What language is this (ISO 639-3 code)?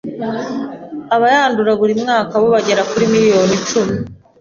kin